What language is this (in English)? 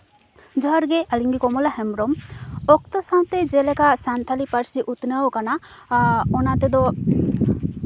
Santali